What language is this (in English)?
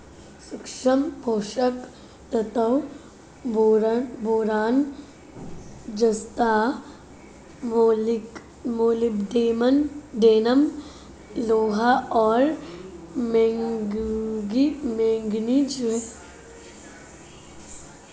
Hindi